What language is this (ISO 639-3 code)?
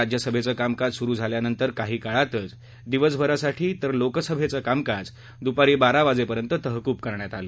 mar